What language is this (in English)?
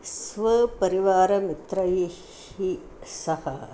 Sanskrit